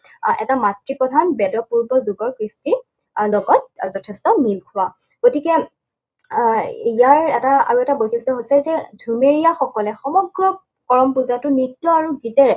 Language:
Assamese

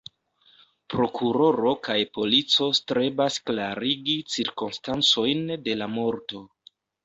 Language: Esperanto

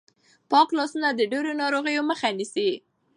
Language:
Pashto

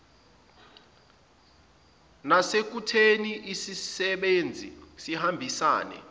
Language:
Zulu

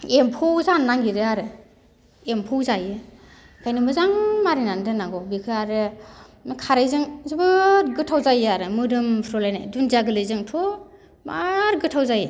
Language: Bodo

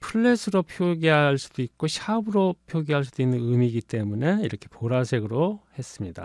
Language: Korean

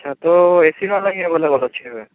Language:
Odia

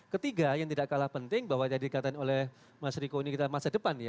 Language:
Indonesian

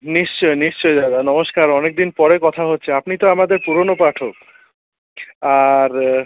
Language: Bangla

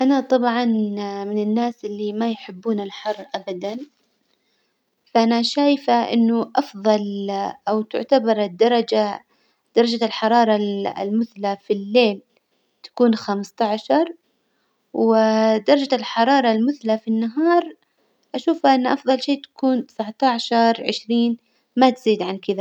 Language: Hijazi Arabic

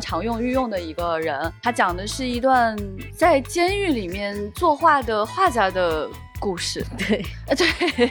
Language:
Chinese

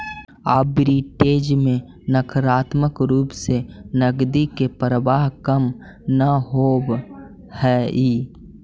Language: Magahi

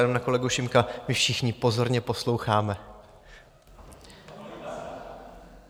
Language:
Czech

